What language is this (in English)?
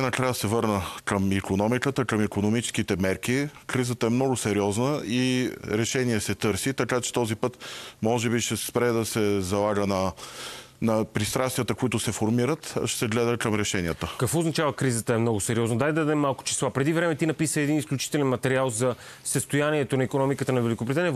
Bulgarian